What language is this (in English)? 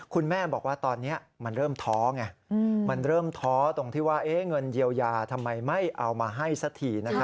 Thai